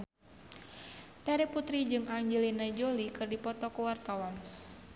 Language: Sundanese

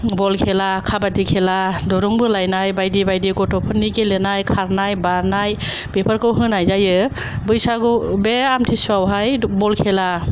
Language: Bodo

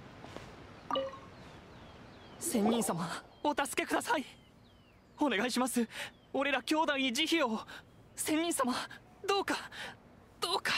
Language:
Japanese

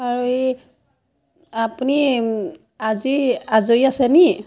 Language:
Assamese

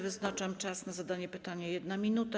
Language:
Polish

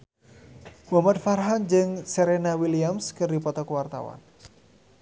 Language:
Sundanese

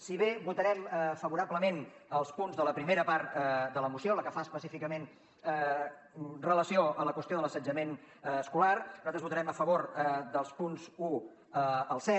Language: Catalan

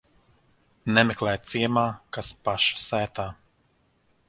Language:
Latvian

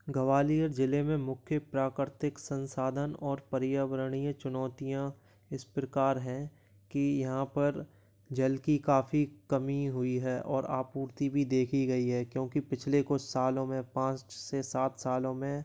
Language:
Hindi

